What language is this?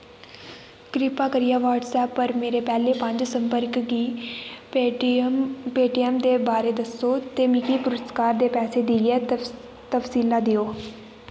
Dogri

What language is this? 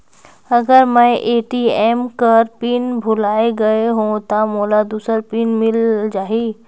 Chhattisgarhi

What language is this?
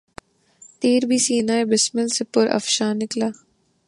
Urdu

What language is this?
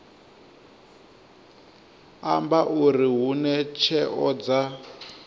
Venda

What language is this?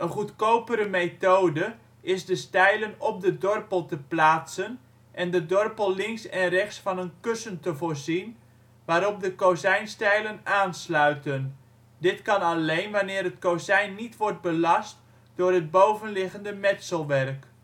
Dutch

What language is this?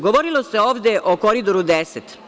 Serbian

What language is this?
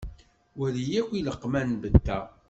Kabyle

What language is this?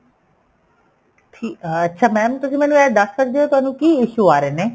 Punjabi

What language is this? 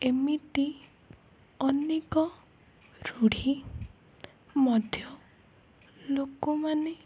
Odia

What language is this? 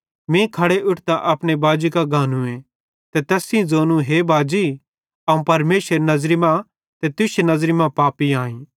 Bhadrawahi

